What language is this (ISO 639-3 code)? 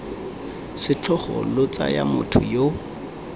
tsn